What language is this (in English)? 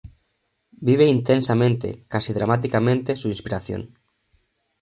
Spanish